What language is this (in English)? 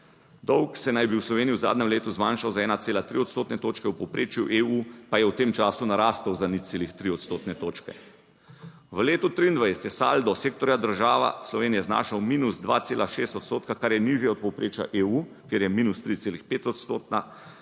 Slovenian